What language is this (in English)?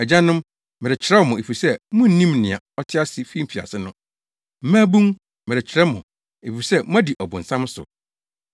Akan